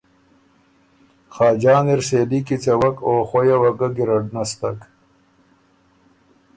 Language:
Ormuri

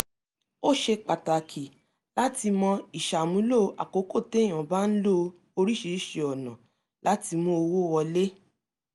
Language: Yoruba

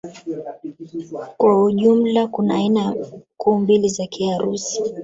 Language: Swahili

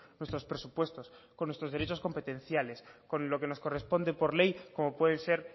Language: Spanish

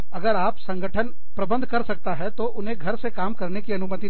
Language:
Hindi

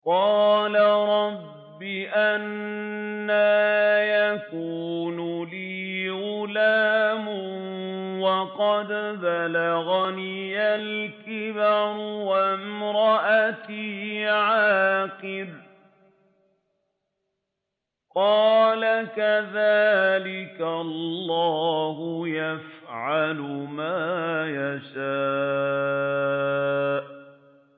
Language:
Arabic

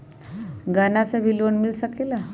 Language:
Magahi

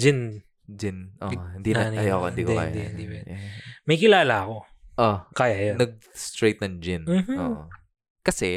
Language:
Filipino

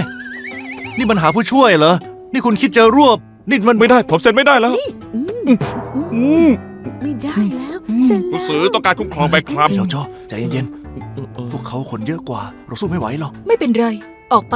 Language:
Thai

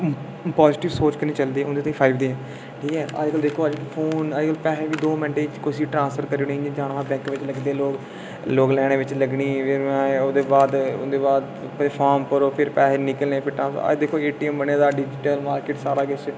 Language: Dogri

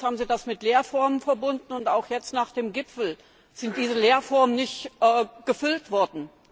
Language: German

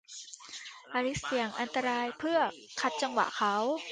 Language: Thai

